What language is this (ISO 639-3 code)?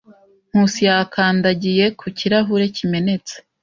kin